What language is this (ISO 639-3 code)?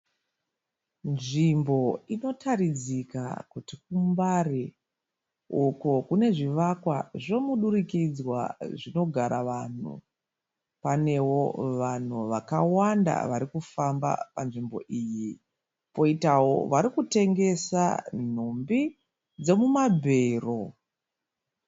sna